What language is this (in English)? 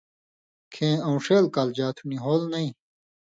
Indus Kohistani